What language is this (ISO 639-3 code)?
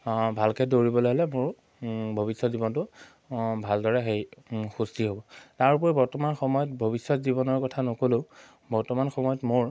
asm